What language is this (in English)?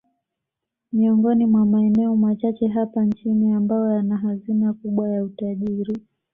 Swahili